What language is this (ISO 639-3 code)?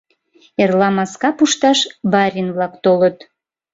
chm